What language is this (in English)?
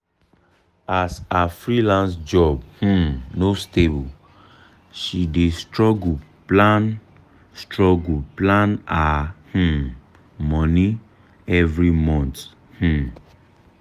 Nigerian Pidgin